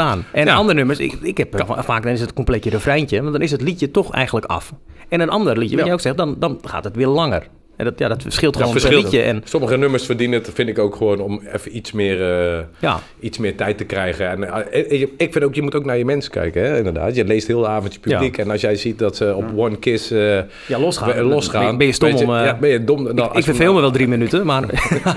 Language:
Dutch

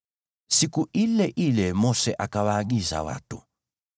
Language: Swahili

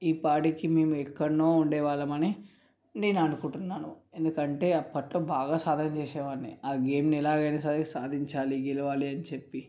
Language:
Telugu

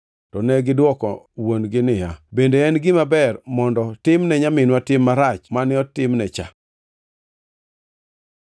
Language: Luo (Kenya and Tanzania)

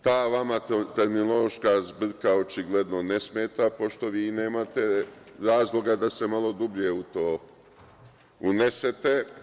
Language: Serbian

